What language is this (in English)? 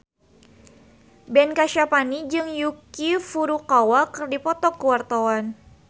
Sundanese